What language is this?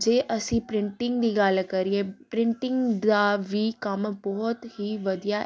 Punjabi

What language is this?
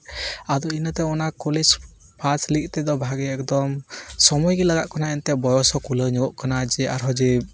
Santali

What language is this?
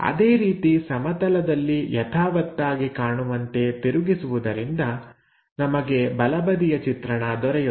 Kannada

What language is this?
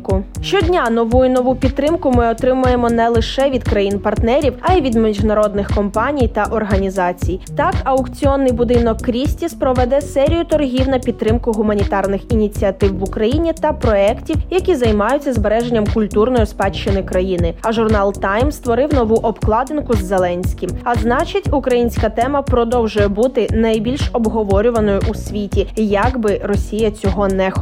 Ukrainian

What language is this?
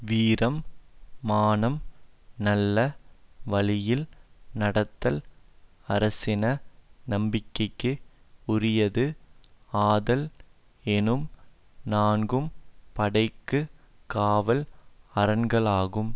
Tamil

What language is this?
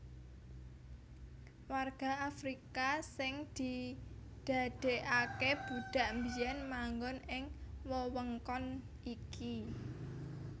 Javanese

